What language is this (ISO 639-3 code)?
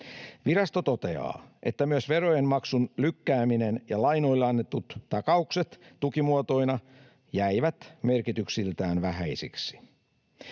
fin